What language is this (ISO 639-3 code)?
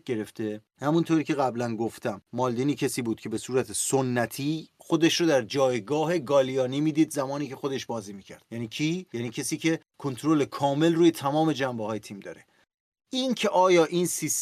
fas